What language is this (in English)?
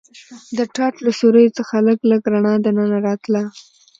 Pashto